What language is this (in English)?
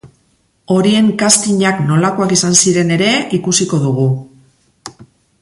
Basque